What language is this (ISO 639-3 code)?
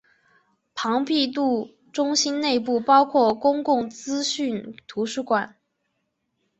zho